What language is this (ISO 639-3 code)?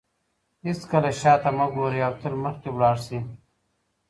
pus